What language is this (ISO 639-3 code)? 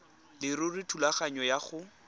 tsn